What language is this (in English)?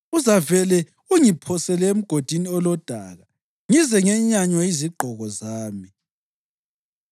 North Ndebele